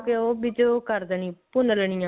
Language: Punjabi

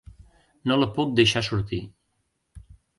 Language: Catalan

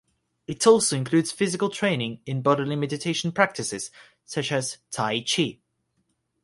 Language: English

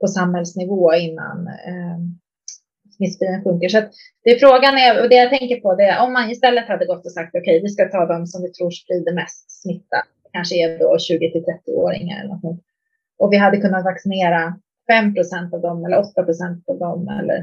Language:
Swedish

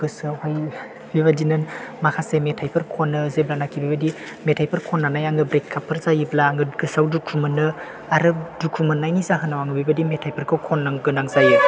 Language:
Bodo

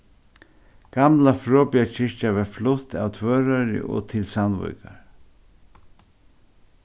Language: Faroese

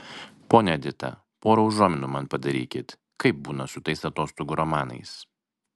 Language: Lithuanian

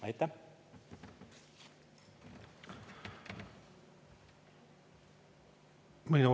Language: Estonian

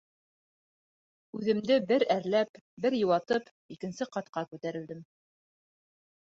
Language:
Bashkir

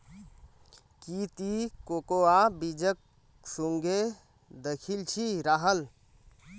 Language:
Magahi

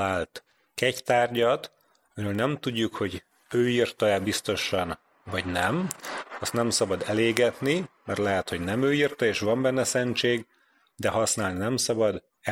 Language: Hungarian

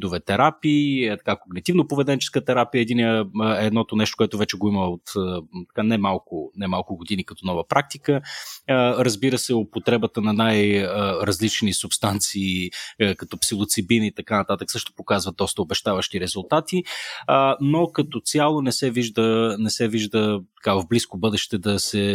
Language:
Bulgarian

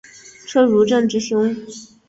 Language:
Chinese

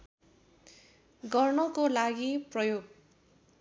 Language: Nepali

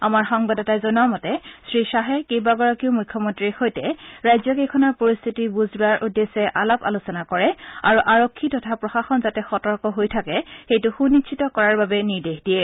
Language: Assamese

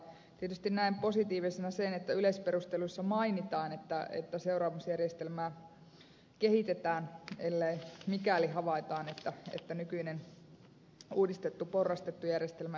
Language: Finnish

